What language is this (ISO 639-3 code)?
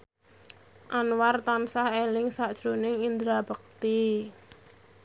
jav